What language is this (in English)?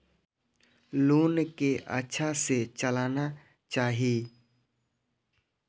Maithili